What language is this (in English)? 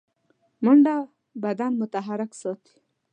Pashto